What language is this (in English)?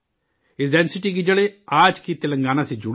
Urdu